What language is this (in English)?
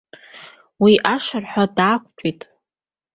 Abkhazian